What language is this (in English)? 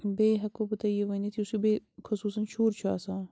Kashmiri